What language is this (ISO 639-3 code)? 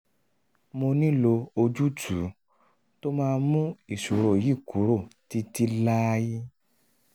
yor